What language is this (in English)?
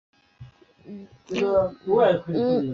Chinese